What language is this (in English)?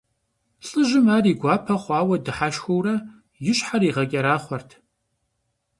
Kabardian